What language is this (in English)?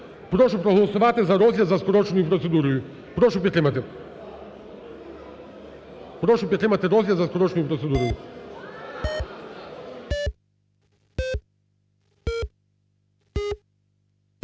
Ukrainian